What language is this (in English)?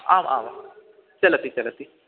Sanskrit